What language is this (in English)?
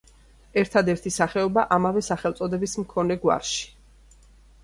Georgian